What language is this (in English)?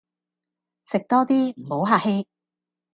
Cantonese